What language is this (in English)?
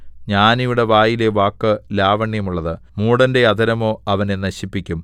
Malayalam